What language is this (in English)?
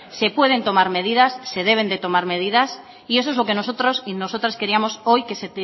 Spanish